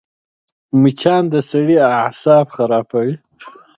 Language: Pashto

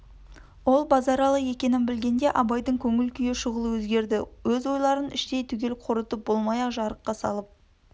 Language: Kazakh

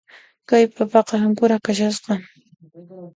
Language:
Puno Quechua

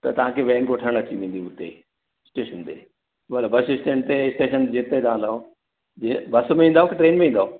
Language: Sindhi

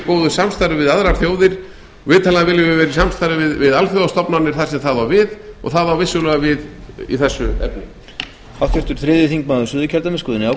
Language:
Icelandic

